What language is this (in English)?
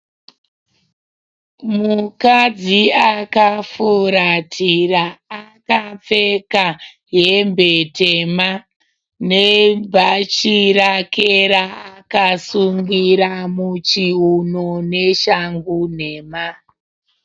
Shona